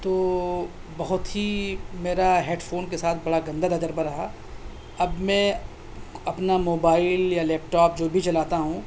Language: Urdu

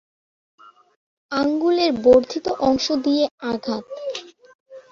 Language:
Bangla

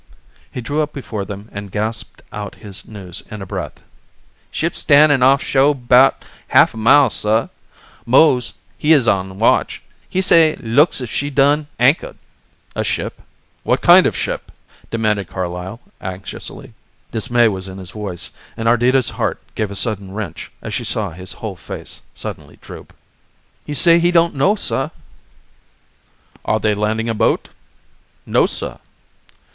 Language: English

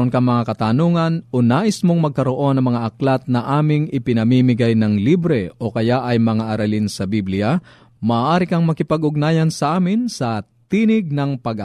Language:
Filipino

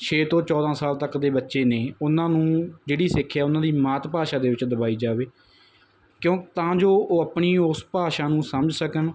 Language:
Punjabi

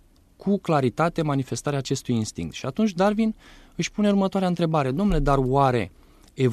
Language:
Romanian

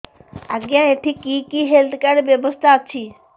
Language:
Odia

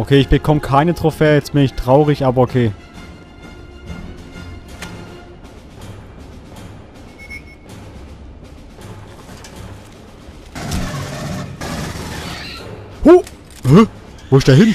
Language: German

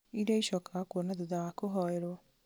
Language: Kikuyu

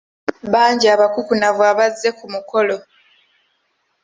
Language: Ganda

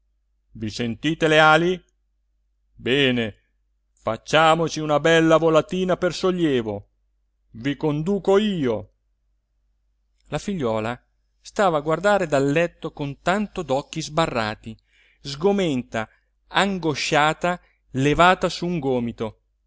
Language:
Italian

